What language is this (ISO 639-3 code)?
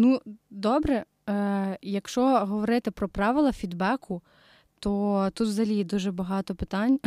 ukr